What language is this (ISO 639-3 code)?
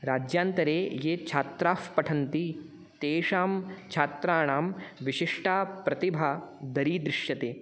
san